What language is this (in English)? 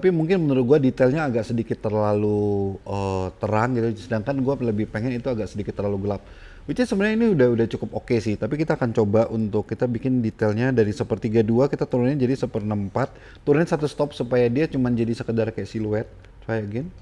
Indonesian